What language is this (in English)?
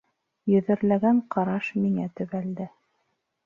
Bashkir